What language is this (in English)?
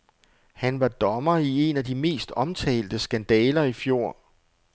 Danish